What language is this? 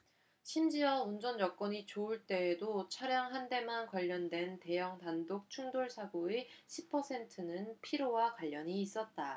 Korean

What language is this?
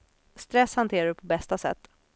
Swedish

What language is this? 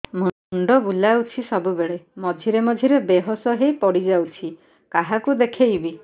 Odia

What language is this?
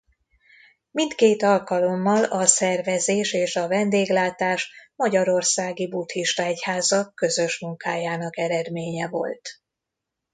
Hungarian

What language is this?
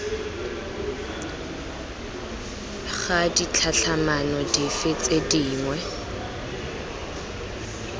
Tswana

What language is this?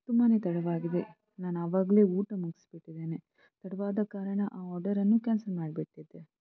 Kannada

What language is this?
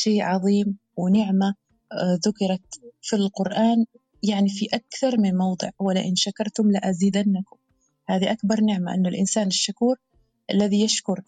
Arabic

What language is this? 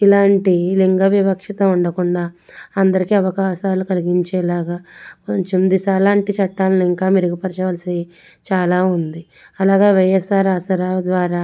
Telugu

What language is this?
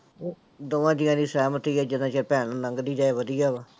Punjabi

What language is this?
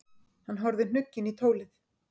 Icelandic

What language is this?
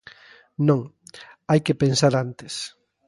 Galician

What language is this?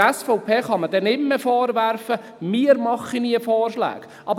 Swiss German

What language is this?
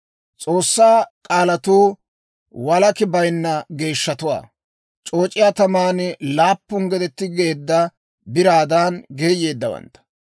Dawro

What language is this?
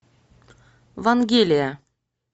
Russian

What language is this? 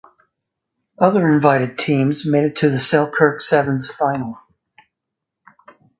English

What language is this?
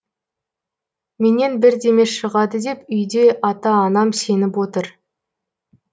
Kazakh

